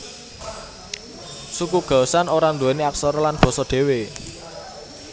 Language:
Javanese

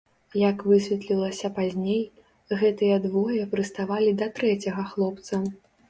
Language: Belarusian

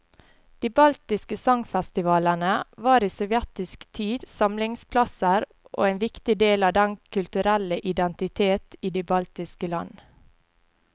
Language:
Norwegian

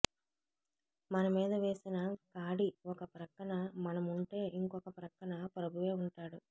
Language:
Telugu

